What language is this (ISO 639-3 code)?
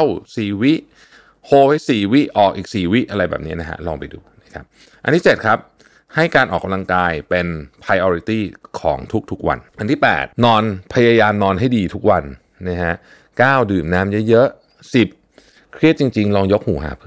tha